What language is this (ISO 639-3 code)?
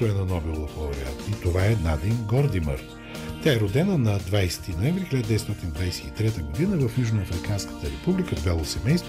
bul